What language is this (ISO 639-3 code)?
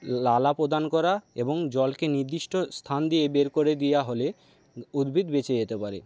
ben